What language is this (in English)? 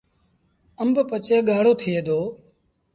Sindhi Bhil